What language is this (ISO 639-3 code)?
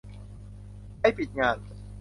tha